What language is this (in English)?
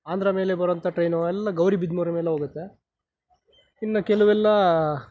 Kannada